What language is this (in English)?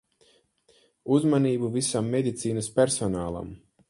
Latvian